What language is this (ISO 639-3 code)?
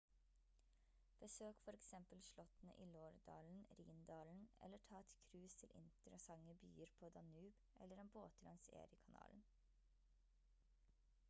nob